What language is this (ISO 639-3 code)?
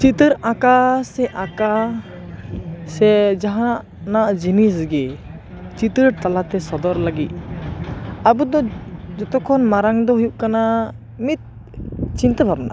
sat